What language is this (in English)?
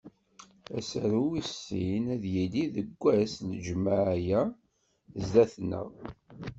Kabyle